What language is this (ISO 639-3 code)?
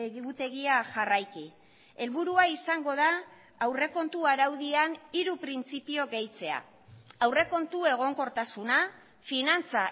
eus